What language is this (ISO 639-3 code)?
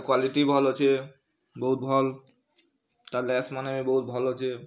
ori